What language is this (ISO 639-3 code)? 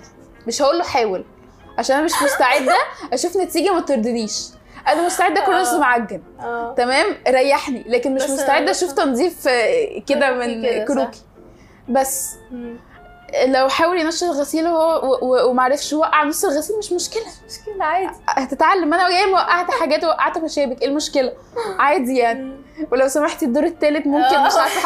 ara